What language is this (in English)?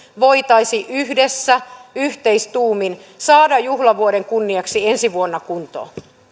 Finnish